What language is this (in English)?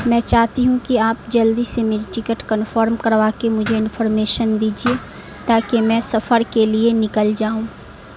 Urdu